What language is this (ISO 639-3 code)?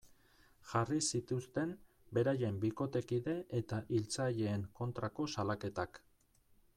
eus